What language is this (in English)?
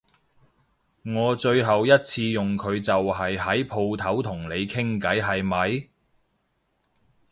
Cantonese